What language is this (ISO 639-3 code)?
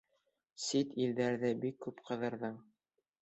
bak